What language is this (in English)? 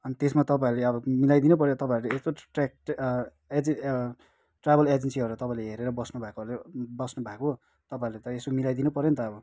Nepali